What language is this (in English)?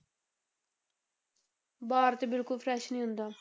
Punjabi